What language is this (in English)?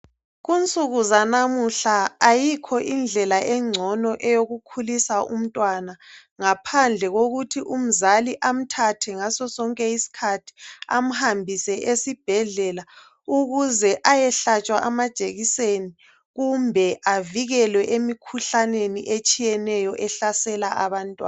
North Ndebele